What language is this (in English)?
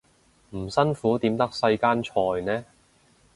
Cantonese